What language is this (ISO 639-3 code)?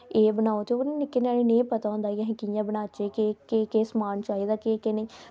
doi